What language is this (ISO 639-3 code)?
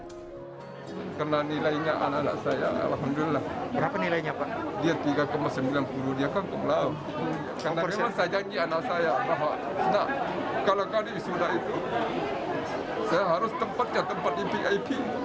ind